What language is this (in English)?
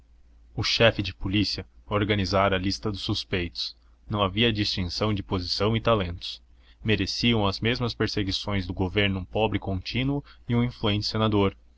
Portuguese